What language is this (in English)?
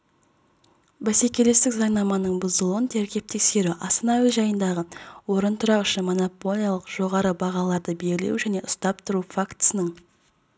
Kazakh